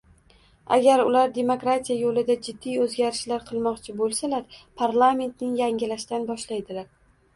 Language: Uzbek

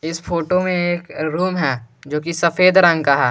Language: Hindi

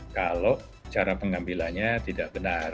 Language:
Indonesian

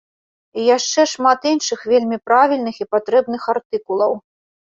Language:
Belarusian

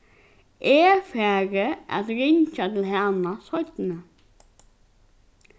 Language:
Faroese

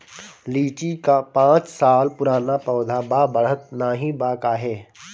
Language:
Bhojpuri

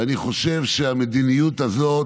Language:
Hebrew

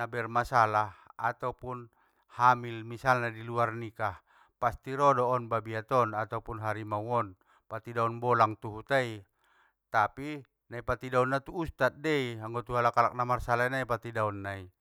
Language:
Batak Mandailing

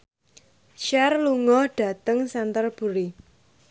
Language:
Javanese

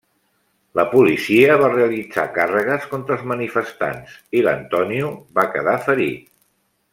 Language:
Catalan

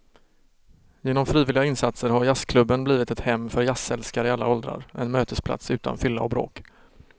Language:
Swedish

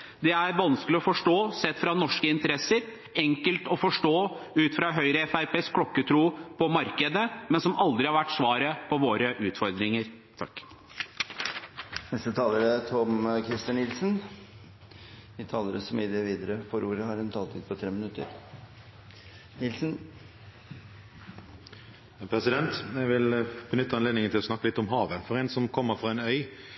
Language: Norwegian Bokmål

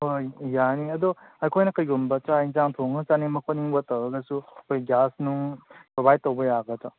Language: Manipuri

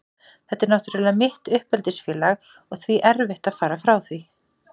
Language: Icelandic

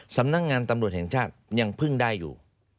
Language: Thai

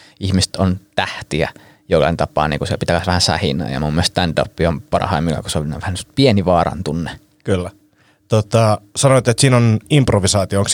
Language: Finnish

